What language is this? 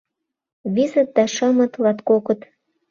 Mari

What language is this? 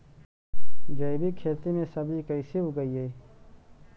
Magahi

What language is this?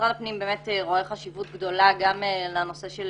Hebrew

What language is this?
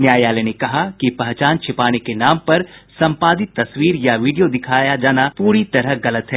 Hindi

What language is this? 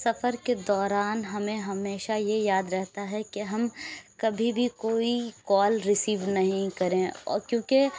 Urdu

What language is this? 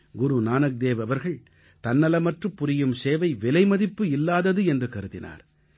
Tamil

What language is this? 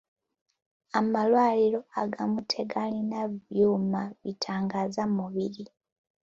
Ganda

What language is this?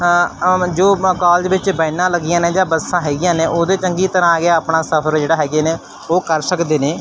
Punjabi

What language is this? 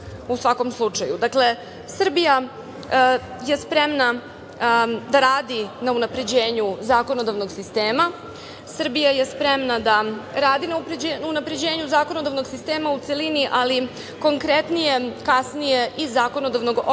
Serbian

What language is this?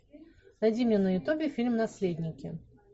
Russian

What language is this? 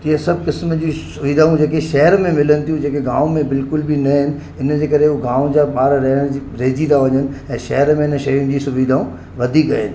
Sindhi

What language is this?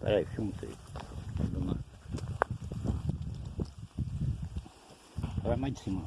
Portuguese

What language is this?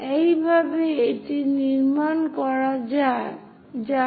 Bangla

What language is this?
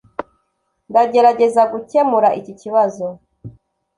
Kinyarwanda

